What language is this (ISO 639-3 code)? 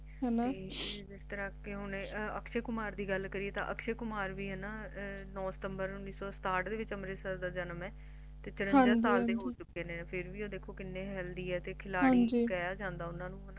pan